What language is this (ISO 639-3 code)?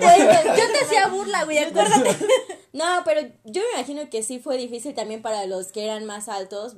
spa